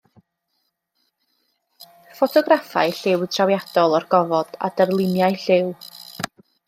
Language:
Welsh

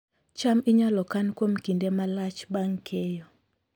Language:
Luo (Kenya and Tanzania)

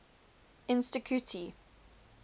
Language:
English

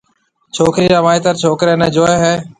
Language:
Marwari (Pakistan)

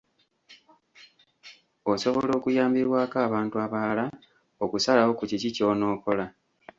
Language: Ganda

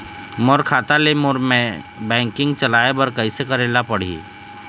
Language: Chhattisgarhi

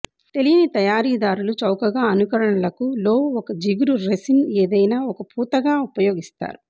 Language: Telugu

